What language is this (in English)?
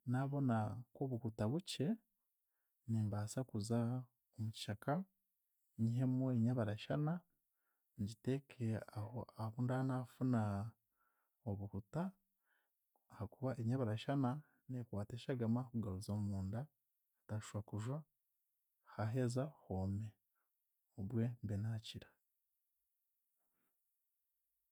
Chiga